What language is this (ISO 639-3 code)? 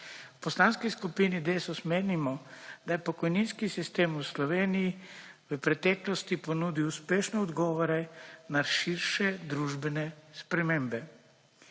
slv